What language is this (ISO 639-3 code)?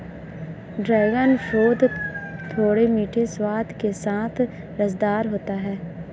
hin